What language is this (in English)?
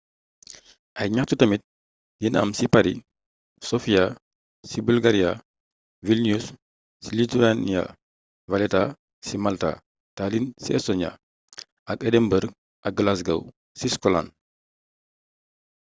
Wolof